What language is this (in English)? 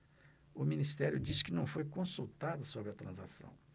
Portuguese